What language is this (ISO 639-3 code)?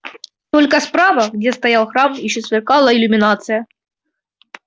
rus